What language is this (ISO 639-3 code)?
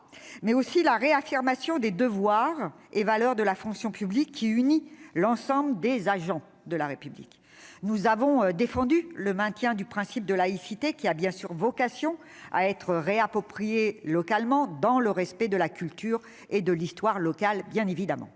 fra